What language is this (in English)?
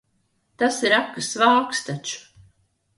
Latvian